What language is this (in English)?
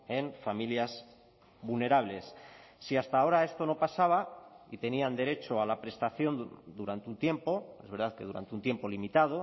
Spanish